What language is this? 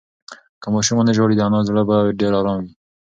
Pashto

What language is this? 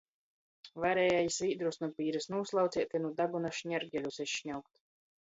Latgalian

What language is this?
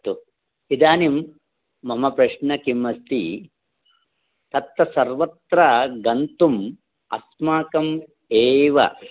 Sanskrit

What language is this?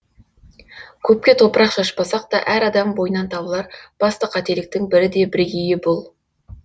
Kazakh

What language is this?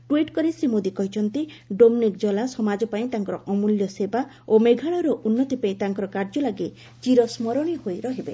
Odia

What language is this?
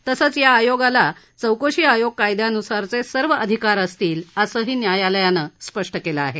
Marathi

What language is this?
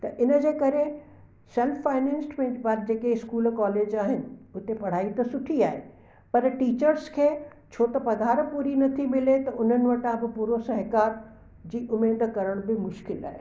Sindhi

